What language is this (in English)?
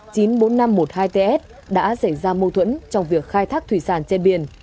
Vietnamese